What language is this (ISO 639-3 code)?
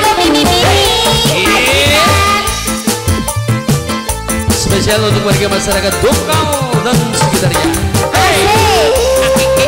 ind